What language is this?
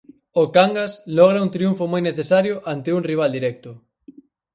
Galician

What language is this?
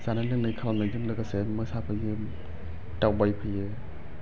Bodo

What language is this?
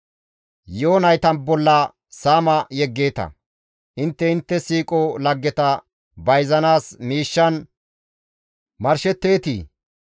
Gamo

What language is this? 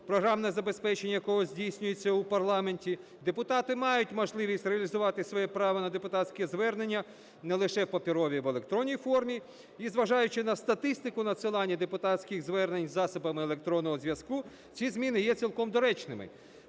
Ukrainian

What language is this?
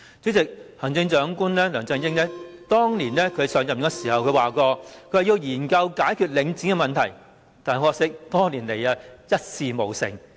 Cantonese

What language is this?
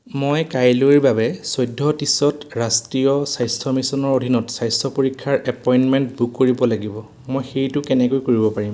Assamese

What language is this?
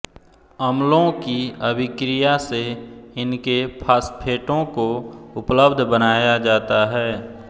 Hindi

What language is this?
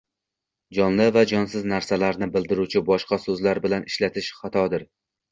Uzbek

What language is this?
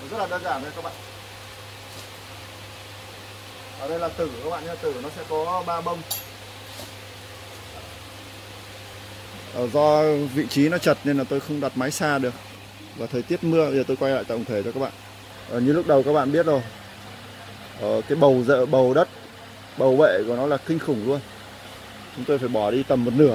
Vietnamese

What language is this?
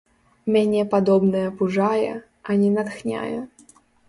Belarusian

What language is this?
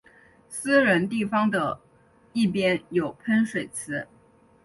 Chinese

